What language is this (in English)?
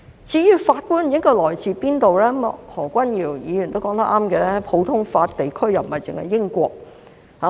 Cantonese